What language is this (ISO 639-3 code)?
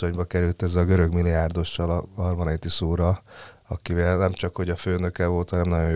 hun